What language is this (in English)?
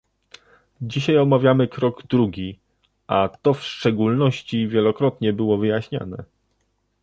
Polish